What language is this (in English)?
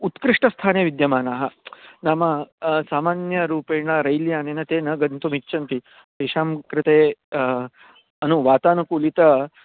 Sanskrit